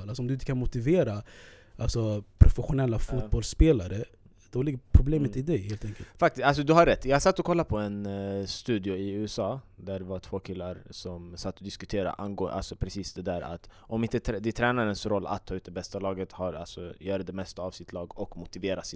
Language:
Swedish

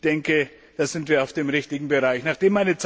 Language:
German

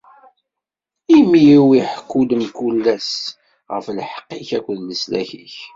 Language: Kabyle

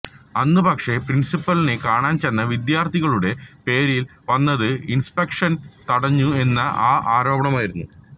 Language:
Malayalam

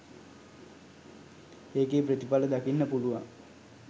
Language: Sinhala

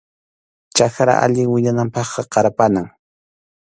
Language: Arequipa-La Unión Quechua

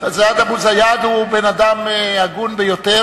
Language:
Hebrew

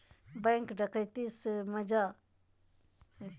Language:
Magahi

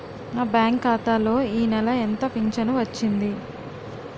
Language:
Telugu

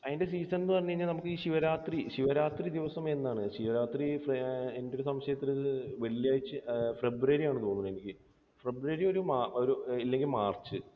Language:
Malayalam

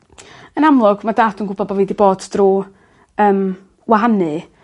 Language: Welsh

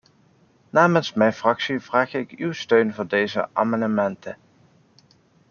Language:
Dutch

